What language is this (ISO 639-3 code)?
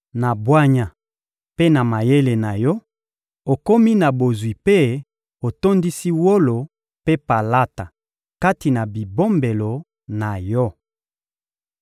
lin